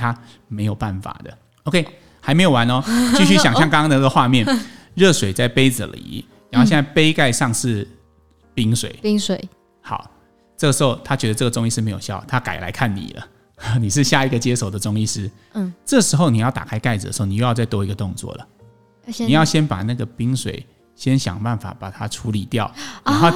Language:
Chinese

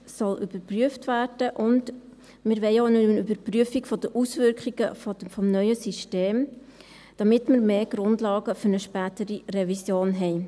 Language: Swiss German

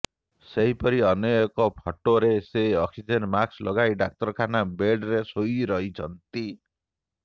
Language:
Odia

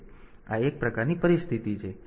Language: Gujarati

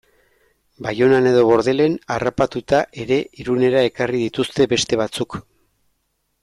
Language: Basque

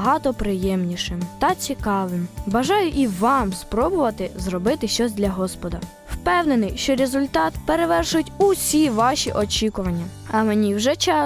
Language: Ukrainian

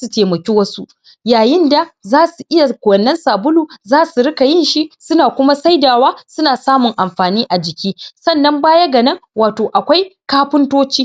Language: Hausa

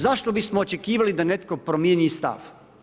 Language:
Croatian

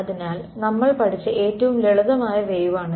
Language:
Malayalam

